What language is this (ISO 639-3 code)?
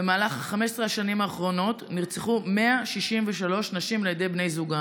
heb